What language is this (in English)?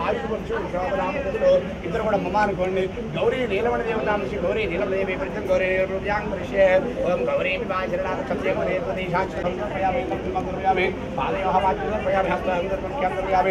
Hindi